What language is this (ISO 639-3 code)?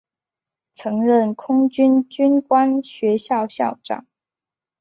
zho